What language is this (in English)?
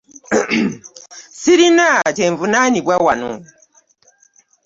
Ganda